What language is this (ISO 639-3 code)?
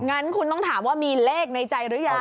tha